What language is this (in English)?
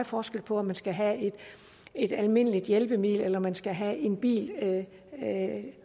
Danish